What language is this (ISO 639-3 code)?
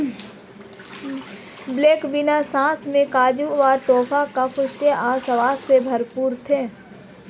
hin